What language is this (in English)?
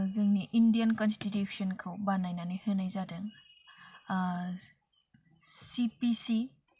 Bodo